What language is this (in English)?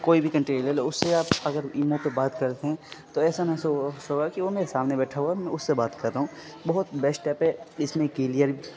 Urdu